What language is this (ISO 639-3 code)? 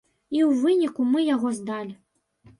bel